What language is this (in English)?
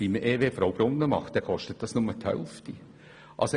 Swiss German